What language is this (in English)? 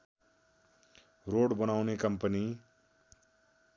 Nepali